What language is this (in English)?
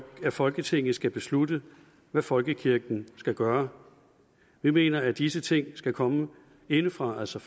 Danish